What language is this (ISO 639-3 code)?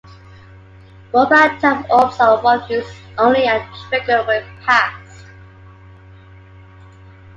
eng